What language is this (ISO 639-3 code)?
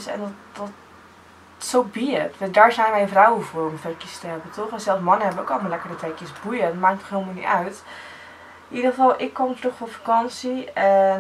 nld